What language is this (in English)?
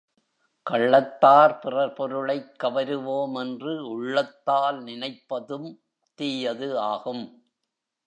Tamil